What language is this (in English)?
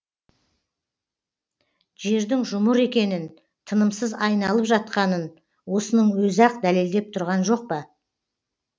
Kazakh